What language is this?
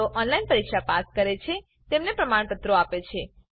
Gujarati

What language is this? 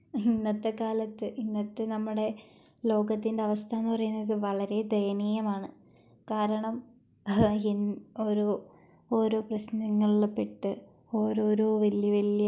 Malayalam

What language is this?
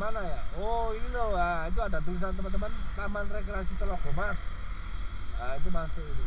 Indonesian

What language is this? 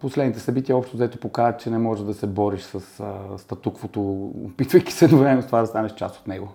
Bulgarian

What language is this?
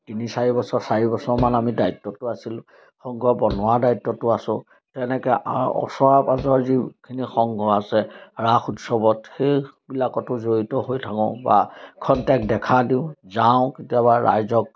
Assamese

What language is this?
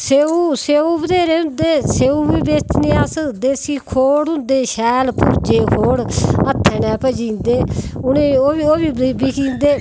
Dogri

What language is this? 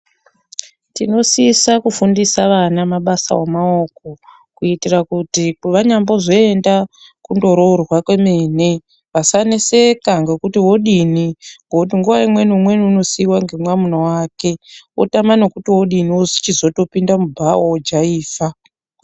Ndau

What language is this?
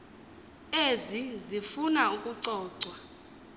Xhosa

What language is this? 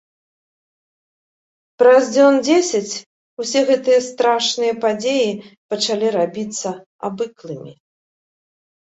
Belarusian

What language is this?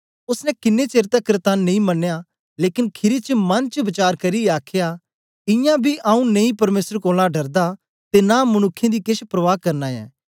Dogri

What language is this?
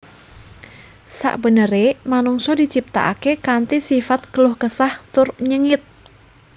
Javanese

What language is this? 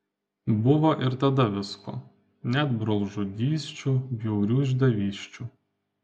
Lithuanian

